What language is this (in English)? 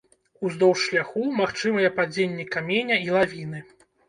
Belarusian